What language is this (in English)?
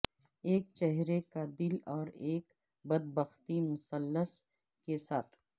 Urdu